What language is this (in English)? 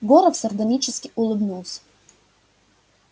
Russian